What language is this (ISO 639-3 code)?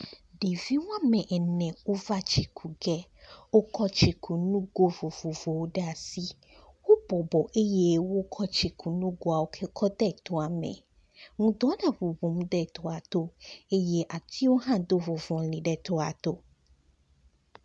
ewe